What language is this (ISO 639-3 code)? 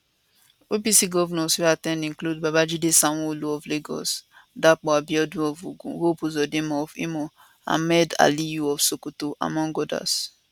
pcm